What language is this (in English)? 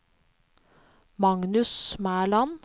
Norwegian